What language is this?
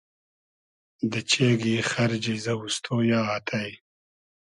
Hazaragi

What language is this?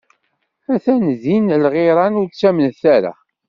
Kabyle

